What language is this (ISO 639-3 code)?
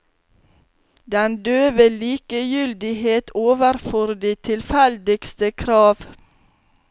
nor